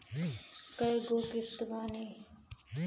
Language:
Bhojpuri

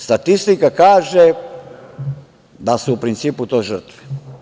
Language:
Serbian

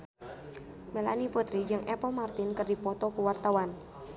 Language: Sundanese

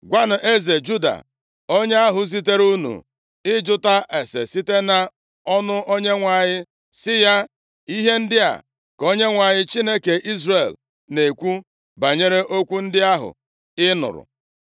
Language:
Igbo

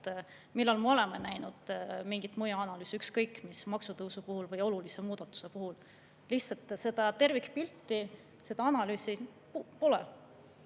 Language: Estonian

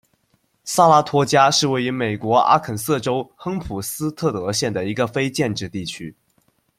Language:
Chinese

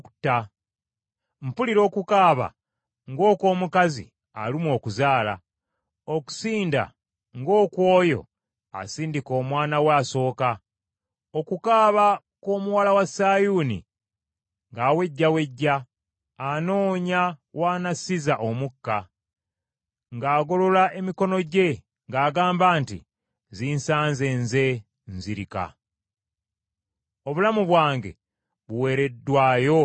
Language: Ganda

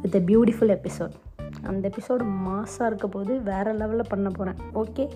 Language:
Tamil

